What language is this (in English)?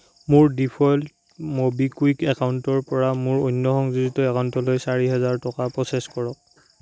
Assamese